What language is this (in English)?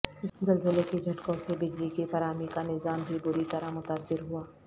Urdu